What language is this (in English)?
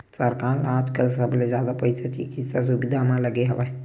Chhattisgarhi